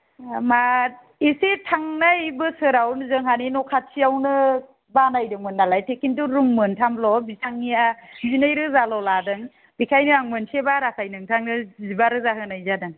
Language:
Bodo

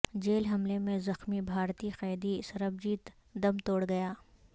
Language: Urdu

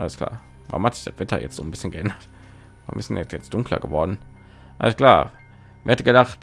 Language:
German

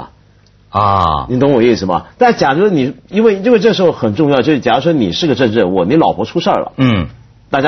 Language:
Chinese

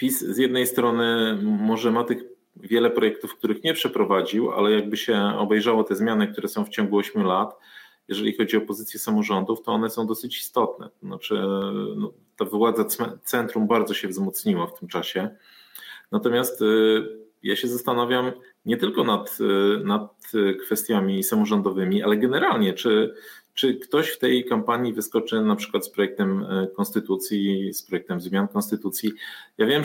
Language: Polish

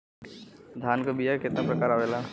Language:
Bhojpuri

